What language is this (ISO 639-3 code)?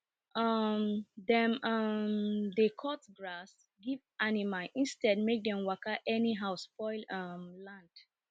pcm